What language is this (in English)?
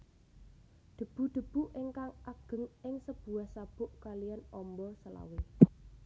Javanese